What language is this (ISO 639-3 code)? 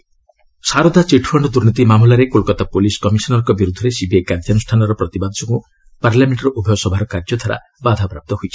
ori